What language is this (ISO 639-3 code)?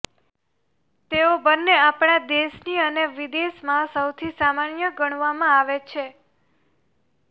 guj